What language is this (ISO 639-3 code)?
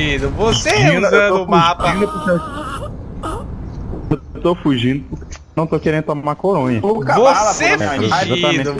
por